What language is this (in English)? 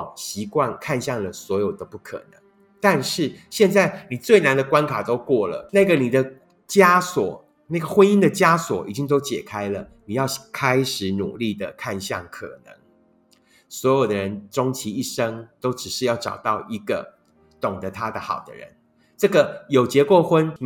Chinese